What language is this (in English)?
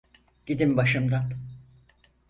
Turkish